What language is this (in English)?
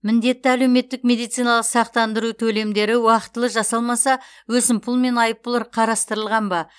Kazakh